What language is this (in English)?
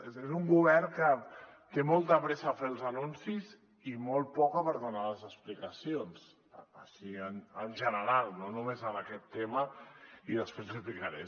Catalan